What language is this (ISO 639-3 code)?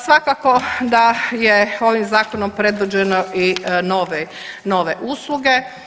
hrv